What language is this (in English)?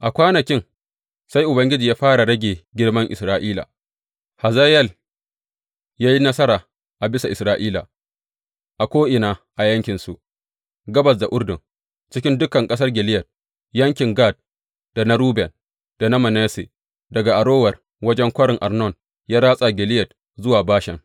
Hausa